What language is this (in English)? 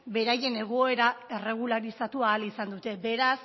Basque